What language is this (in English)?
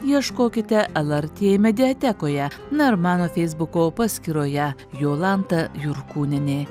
Lithuanian